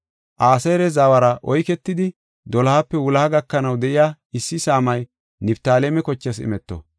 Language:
Gofa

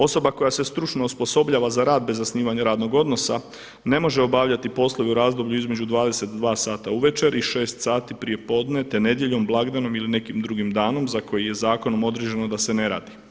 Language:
Croatian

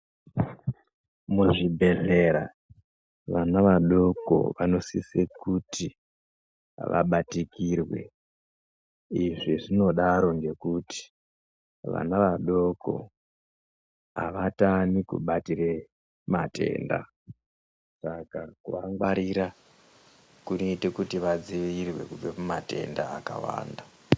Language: Ndau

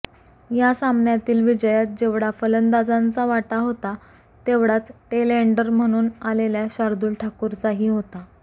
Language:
Marathi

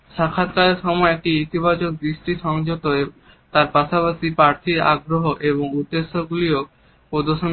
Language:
Bangla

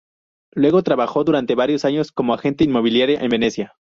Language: Spanish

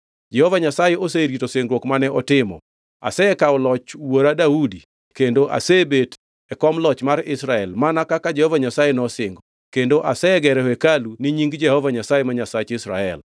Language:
Luo (Kenya and Tanzania)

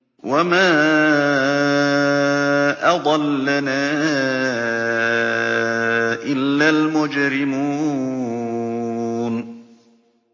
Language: Arabic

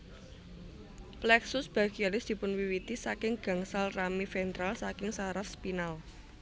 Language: Javanese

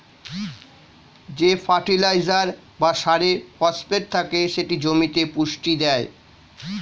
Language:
Bangla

